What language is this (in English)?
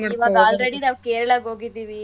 Kannada